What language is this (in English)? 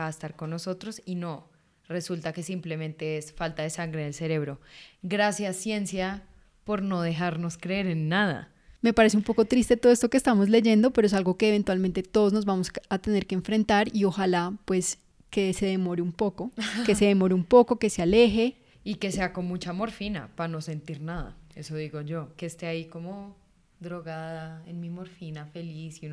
Spanish